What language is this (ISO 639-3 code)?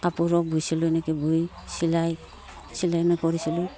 asm